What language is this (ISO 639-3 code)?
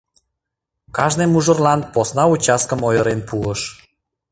chm